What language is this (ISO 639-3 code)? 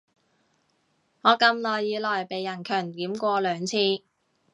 yue